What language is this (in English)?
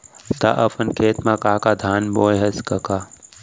Chhattisgarhi